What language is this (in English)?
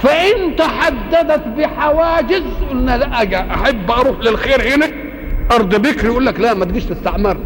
Arabic